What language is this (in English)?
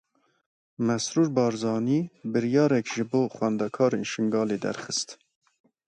Kurdish